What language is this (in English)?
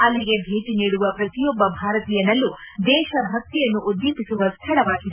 Kannada